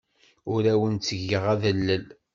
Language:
Kabyle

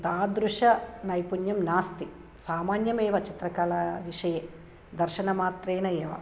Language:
Sanskrit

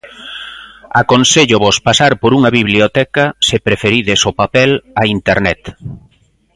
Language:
Galician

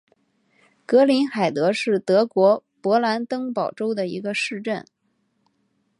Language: Chinese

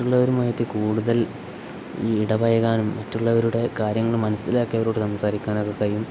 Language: Malayalam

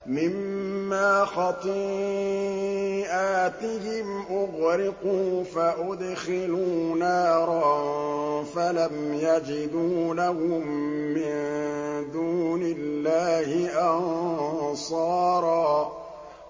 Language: Arabic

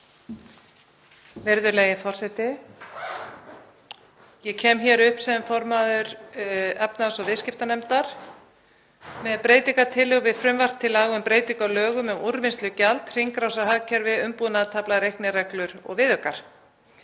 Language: Icelandic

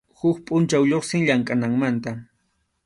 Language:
Arequipa-La Unión Quechua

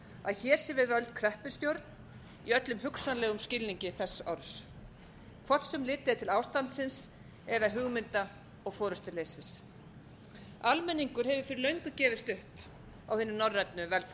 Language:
Icelandic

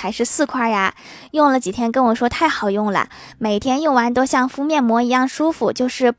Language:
Chinese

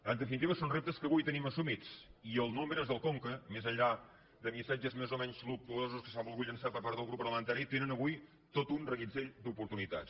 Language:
Catalan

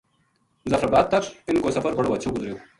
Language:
Gujari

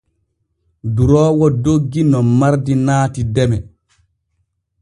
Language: Borgu Fulfulde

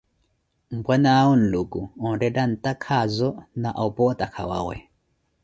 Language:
Koti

